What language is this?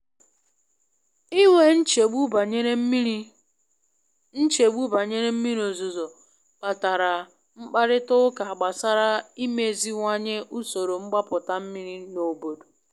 Igbo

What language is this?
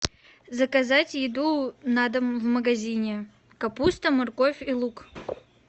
Russian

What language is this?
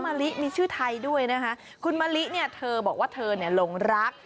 Thai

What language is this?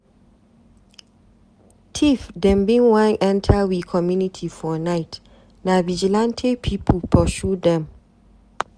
Nigerian Pidgin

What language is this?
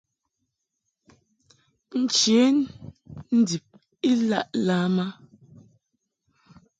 Mungaka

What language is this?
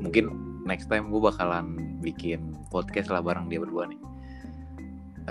Indonesian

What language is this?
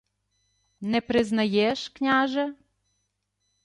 Ukrainian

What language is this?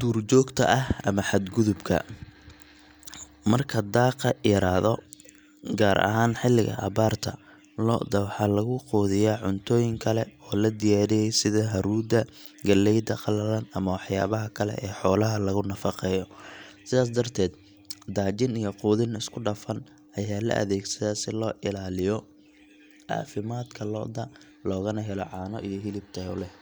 Somali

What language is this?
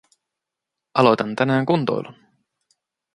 Finnish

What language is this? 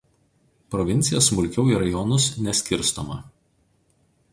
Lithuanian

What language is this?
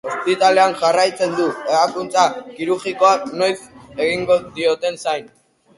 Basque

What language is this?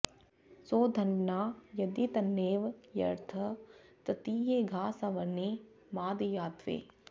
Sanskrit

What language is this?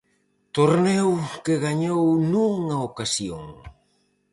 Galician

